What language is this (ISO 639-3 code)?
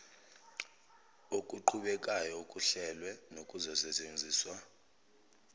zul